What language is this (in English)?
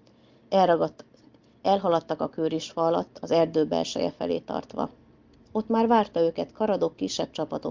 Hungarian